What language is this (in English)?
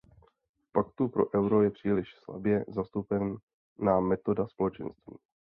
Czech